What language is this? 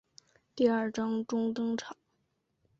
Chinese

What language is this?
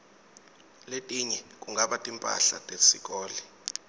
Swati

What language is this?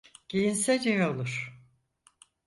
Turkish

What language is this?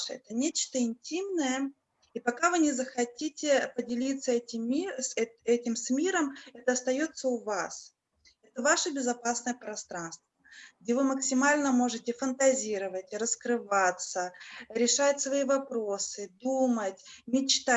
Russian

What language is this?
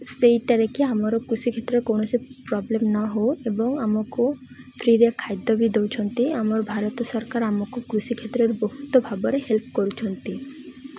Odia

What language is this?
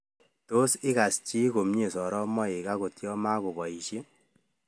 Kalenjin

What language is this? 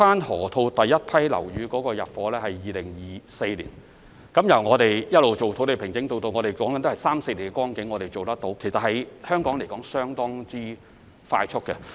Cantonese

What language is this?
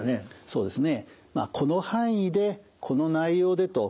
Japanese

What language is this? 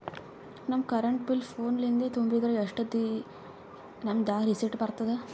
Kannada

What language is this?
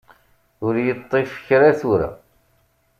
Kabyle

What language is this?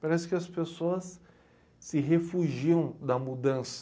Portuguese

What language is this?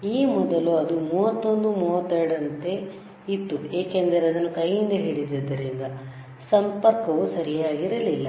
Kannada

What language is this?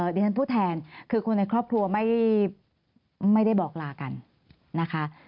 Thai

